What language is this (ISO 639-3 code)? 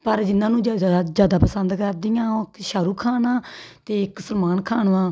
pan